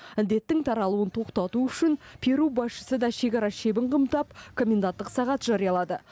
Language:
Kazakh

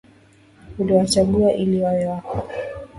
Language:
Swahili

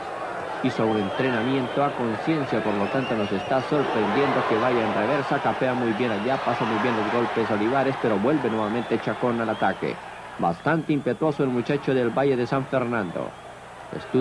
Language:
Spanish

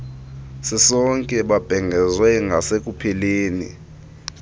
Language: Xhosa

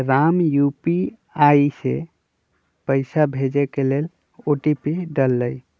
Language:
Magahi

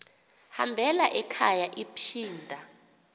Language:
Xhosa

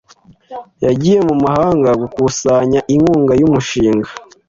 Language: Kinyarwanda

